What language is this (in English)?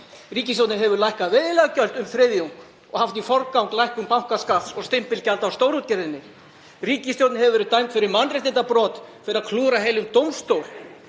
Icelandic